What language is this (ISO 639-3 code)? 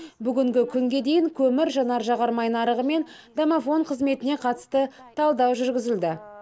kaz